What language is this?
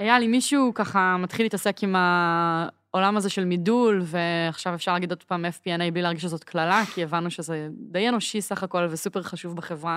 Hebrew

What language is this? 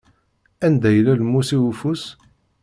Kabyle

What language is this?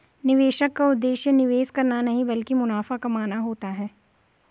Hindi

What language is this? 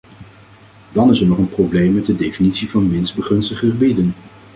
Dutch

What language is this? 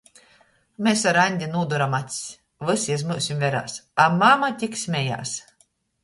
Latgalian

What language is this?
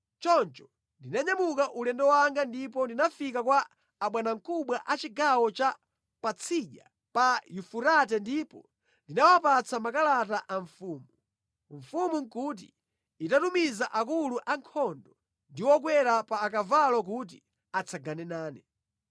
Nyanja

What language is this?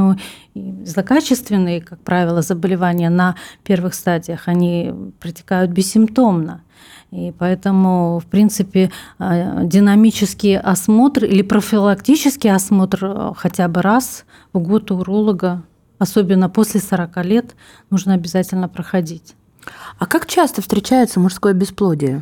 Russian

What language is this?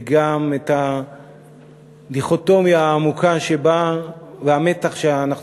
Hebrew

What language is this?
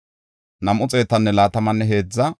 Gofa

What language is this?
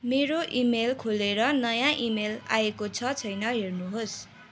Nepali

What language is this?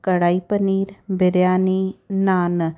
Sindhi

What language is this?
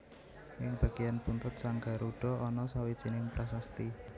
Javanese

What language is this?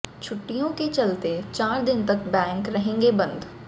Hindi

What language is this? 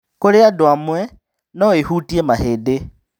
Kikuyu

